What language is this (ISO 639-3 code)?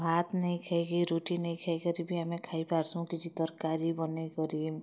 ori